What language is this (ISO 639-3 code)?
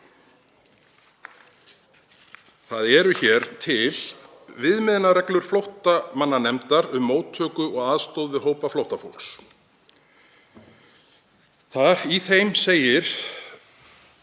isl